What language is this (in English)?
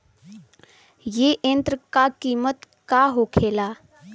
Bhojpuri